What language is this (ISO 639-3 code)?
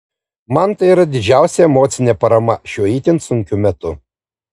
lit